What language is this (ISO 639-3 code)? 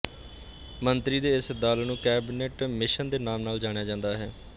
pan